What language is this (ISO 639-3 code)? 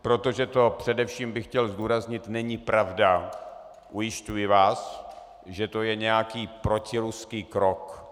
ces